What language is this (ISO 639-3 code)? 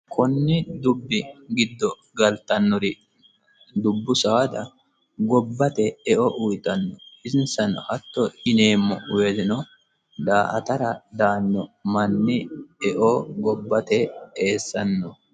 sid